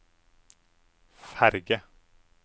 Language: Norwegian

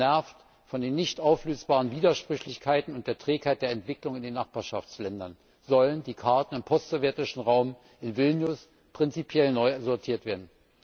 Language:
German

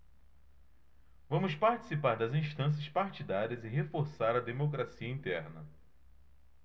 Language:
Portuguese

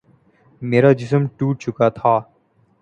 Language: Urdu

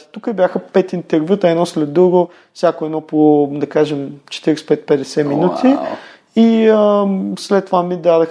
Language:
Bulgarian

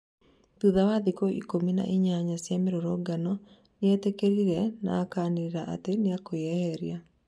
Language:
Kikuyu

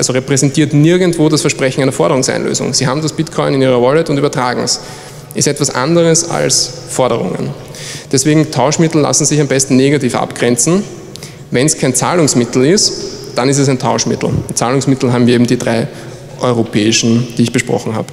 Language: German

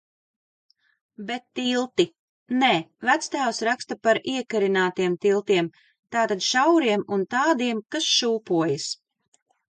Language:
Latvian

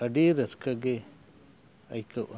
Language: Santali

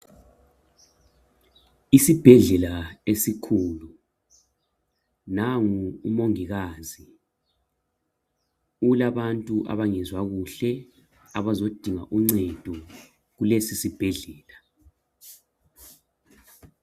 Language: North Ndebele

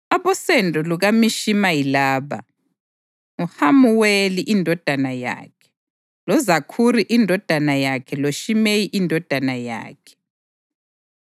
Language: North Ndebele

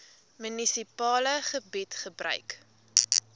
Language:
Afrikaans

